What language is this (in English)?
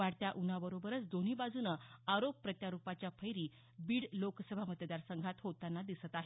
Marathi